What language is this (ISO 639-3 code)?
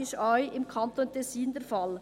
gsw